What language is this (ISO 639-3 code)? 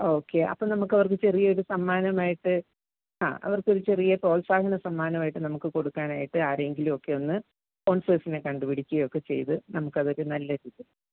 mal